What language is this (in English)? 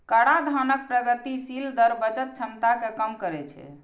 Maithili